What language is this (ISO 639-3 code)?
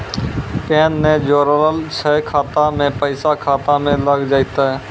mai